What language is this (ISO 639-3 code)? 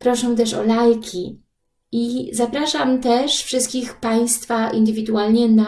pol